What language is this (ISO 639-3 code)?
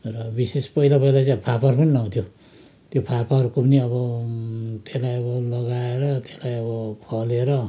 nep